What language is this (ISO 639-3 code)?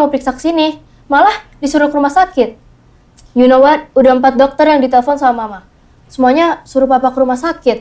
ind